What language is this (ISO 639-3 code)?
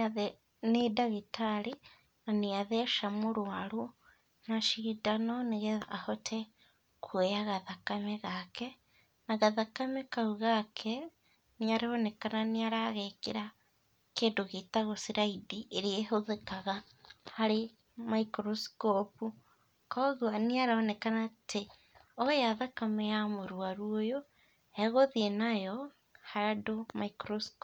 kik